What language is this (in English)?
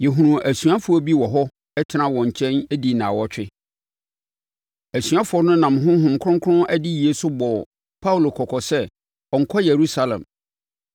Akan